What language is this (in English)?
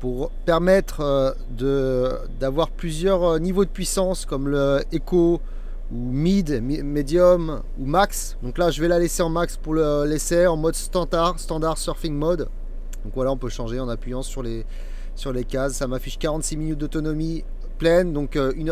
French